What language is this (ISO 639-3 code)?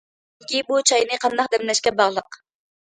uig